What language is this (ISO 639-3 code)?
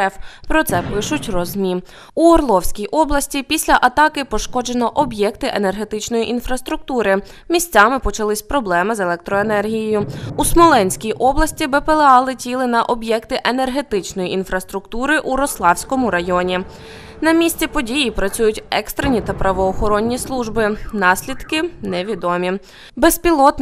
ukr